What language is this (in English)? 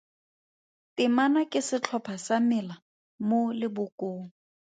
Tswana